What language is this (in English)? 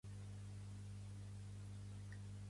Catalan